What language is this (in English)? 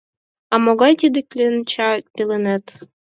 Mari